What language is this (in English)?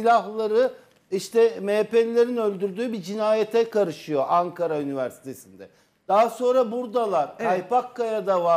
Turkish